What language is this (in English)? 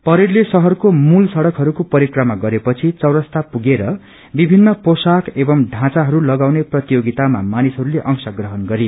Nepali